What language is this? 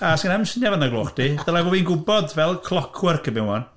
Welsh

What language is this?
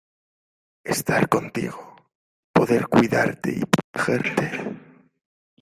Spanish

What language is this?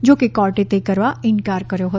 Gujarati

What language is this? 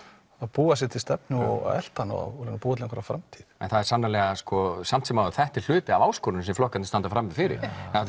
Icelandic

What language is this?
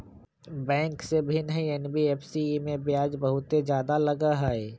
Magahi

